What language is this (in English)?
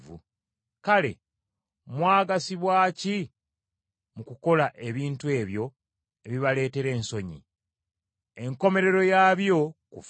Ganda